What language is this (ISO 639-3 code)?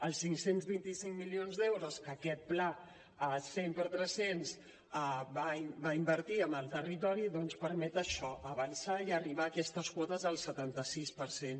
cat